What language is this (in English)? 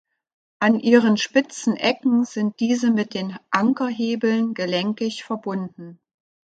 German